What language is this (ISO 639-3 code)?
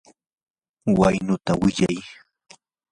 qur